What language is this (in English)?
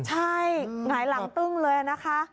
Thai